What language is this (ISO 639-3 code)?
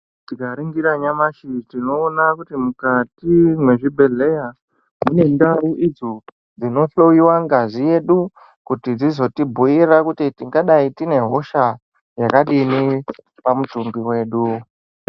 ndc